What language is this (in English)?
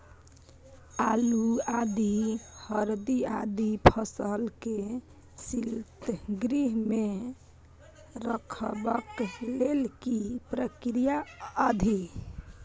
Maithili